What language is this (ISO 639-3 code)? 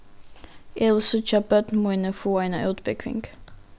fao